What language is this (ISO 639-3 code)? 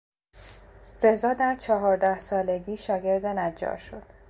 fas